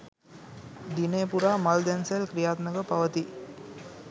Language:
Sinhala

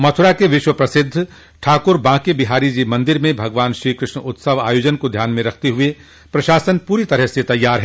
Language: Hindi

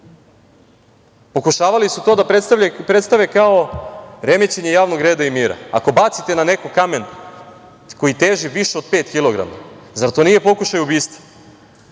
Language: Serbian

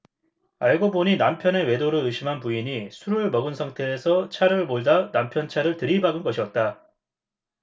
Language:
Korean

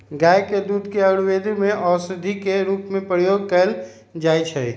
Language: Magahi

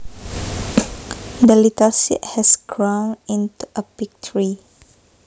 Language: Javanese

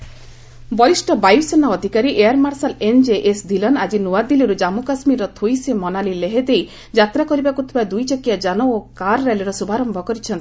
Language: Odia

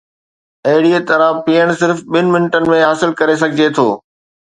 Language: Sindhi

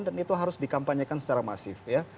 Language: Indonesian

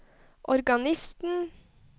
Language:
Norwegian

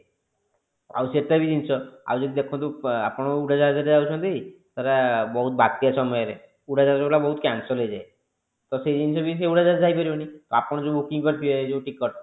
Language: Odia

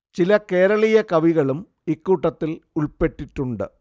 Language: Malayalam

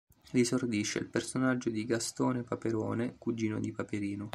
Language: Italian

